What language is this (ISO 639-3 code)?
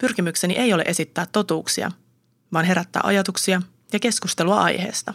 fin